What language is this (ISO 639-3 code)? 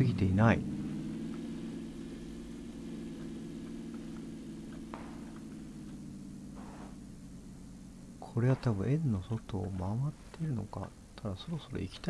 jpn